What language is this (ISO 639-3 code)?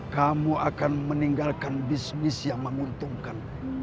ind